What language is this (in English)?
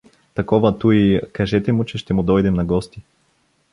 Bulgarian